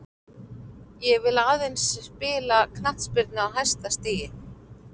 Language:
Icelandic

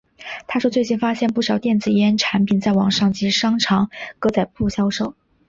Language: Chinese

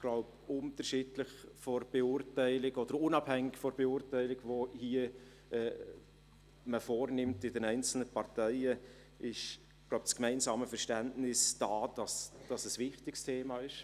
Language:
Swiss German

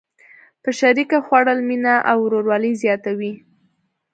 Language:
Pashto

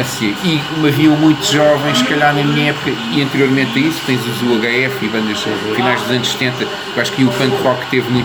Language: Portuguese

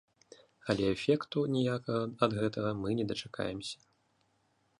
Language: Belarusian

